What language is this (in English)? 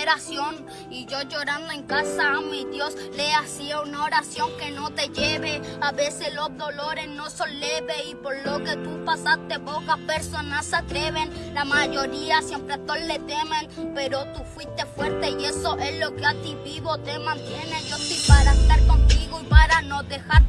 Spanish